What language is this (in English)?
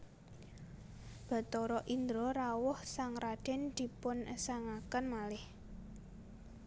Javanese